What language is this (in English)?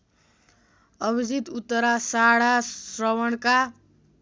Nepali